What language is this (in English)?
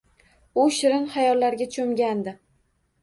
Uzbek